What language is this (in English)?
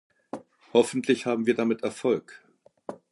German